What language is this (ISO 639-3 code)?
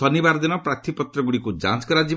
ori